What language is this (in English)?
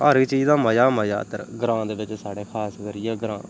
Dogri